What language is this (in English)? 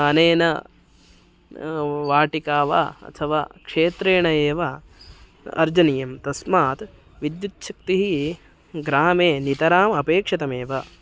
Sanskrit